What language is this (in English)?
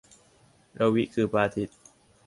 Thai